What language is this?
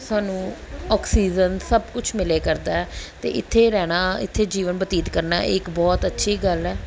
Punjabi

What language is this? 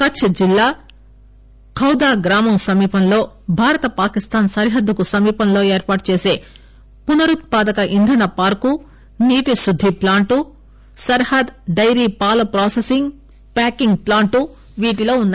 Telugu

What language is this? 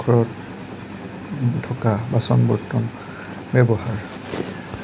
Assamese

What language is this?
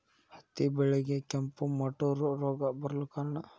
Kannada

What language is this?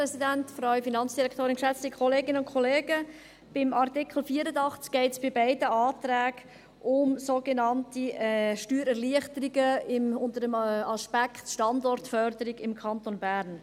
Swiss German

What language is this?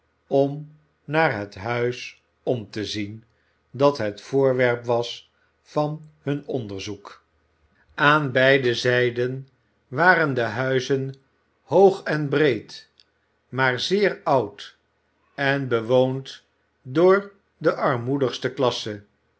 Dutch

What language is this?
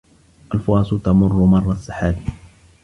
Arabic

